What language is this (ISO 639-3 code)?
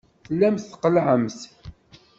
kab